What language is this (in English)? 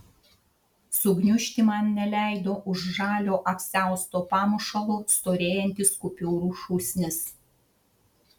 Lithuanian